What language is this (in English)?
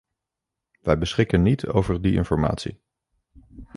Dutch